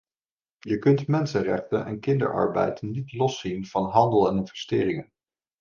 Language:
Dutch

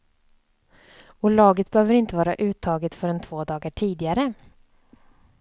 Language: Swedish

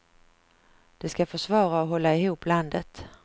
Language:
Swedish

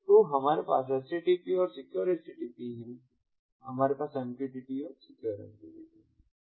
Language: Hindi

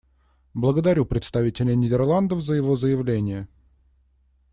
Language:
Russian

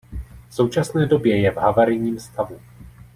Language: Czech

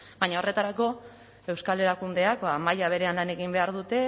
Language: Basque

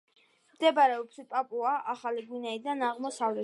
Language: Georgian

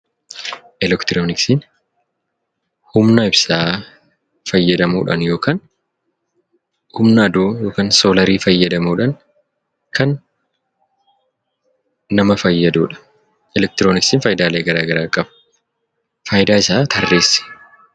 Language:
Oromo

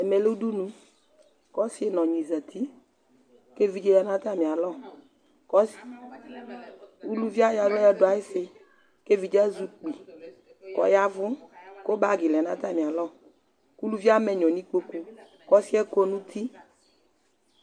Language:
Ikposo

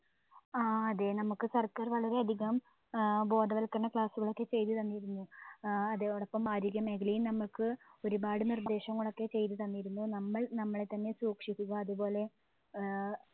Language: Malayalam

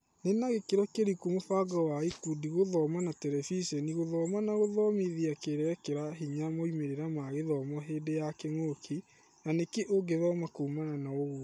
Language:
Kikuyu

